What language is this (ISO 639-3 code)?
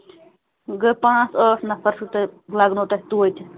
kas